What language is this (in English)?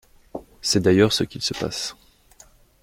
French